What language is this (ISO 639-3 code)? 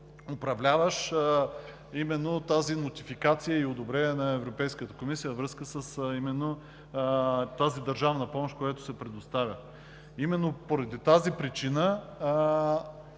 bul